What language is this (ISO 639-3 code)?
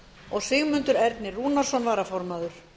isl